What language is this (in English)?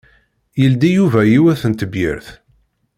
Kabyle